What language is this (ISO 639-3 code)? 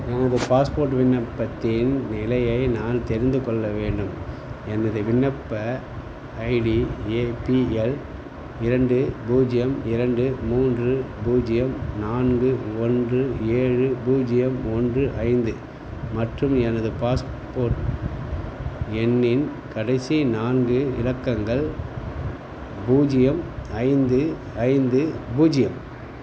tam